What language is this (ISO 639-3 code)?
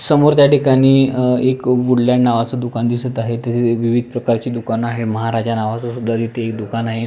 mar